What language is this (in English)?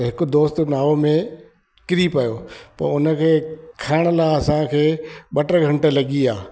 Sindhi